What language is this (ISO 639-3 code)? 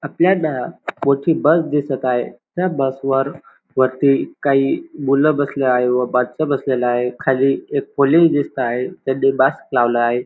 mar